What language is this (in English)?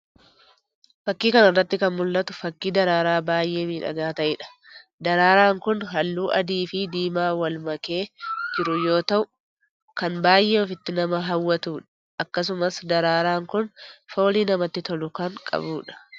Oromo